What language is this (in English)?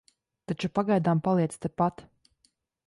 Latvian